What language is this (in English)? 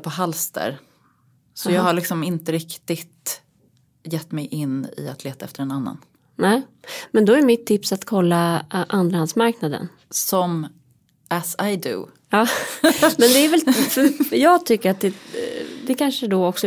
Swedish